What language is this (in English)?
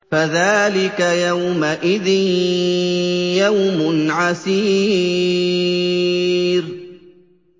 Arabic